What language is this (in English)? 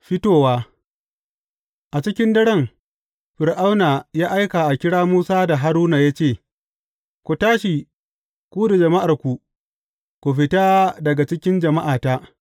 Hausa